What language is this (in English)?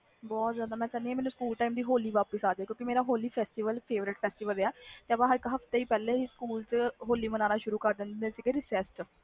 Punjabi